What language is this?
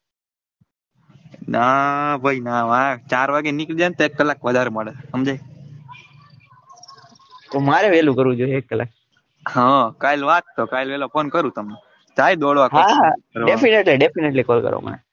Gujarati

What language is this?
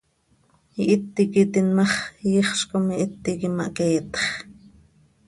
Seri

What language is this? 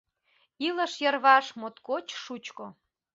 Mari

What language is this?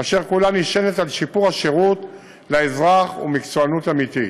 Hebrew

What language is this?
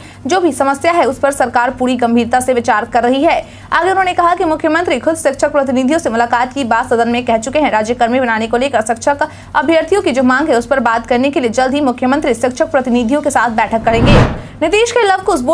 Hindi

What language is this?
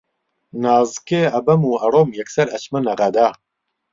Central Kurdish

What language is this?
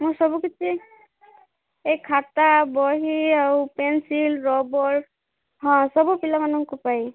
Odia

